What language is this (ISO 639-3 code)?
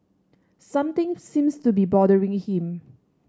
eng